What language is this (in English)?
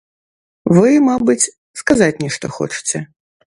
Belarusian